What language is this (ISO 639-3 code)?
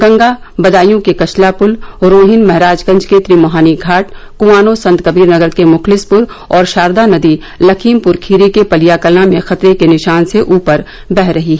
hin